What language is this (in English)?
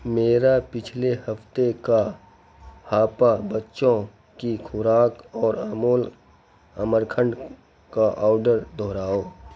Urdu